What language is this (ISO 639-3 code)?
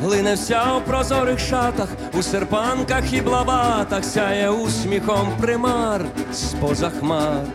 ukr